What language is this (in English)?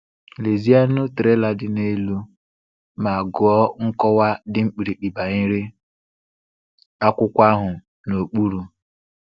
Igbo